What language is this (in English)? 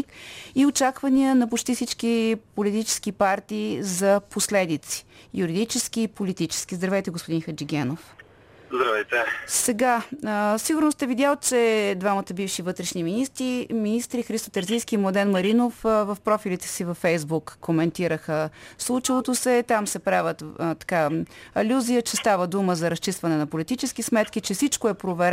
Bulgarian